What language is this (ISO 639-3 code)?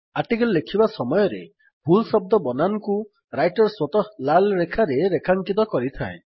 ori